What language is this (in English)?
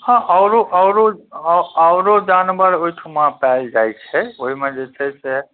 Maithili